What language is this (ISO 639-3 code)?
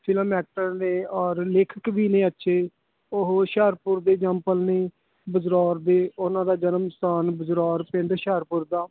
pan